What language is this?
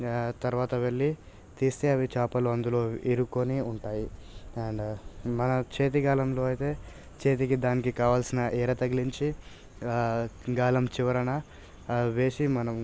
Telugu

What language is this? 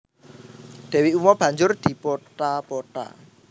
Javanese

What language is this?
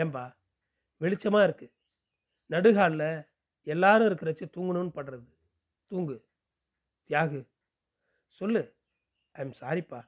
Tamil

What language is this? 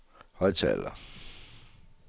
Danish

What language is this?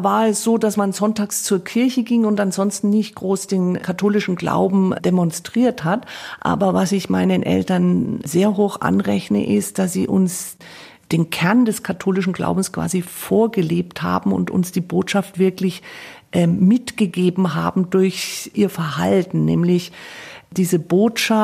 German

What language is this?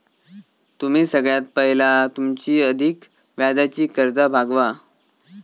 Marathi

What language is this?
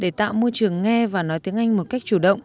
Vietnamese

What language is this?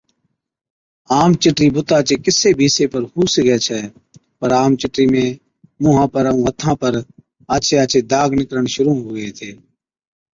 Od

